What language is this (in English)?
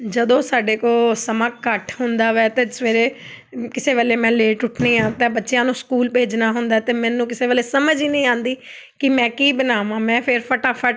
Punjabi